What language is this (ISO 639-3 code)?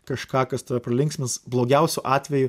lit